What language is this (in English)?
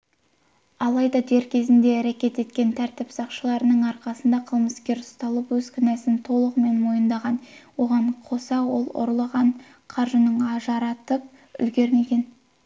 Kazakh